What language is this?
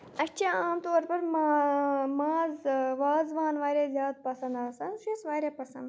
Kashmiri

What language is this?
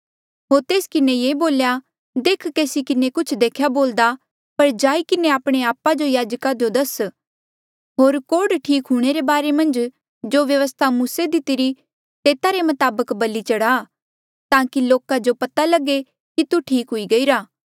Mandeali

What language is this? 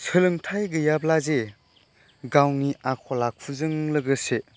Bodo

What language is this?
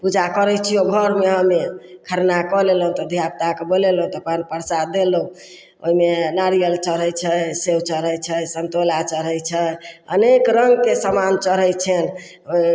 Maithili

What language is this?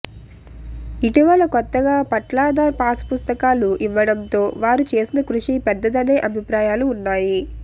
Telugu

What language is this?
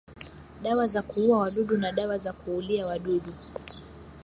Swahili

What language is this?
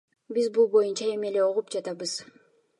Kyrgyz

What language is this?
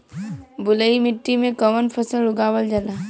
Bhojpuri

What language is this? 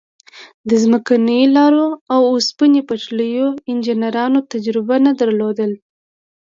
Pashto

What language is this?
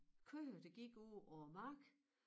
Danish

